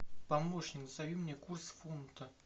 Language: Russian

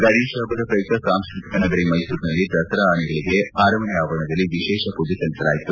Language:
Kannada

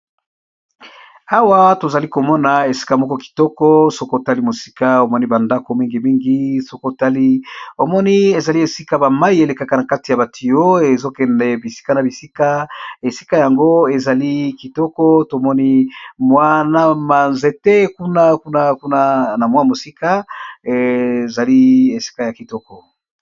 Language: Lingala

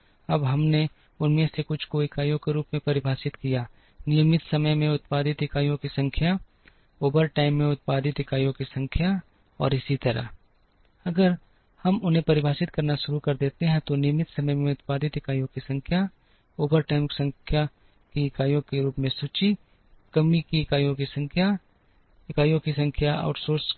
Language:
Hindi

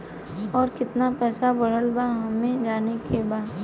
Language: Bhojpuri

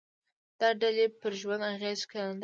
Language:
Pashto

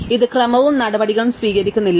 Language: Malayalam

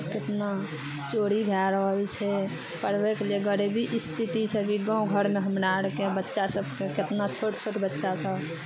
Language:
Maithili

